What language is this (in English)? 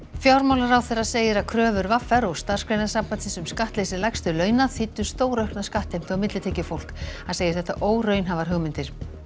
Icelandic